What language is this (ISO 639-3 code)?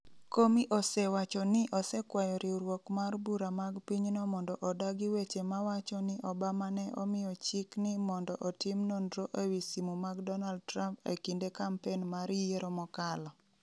luo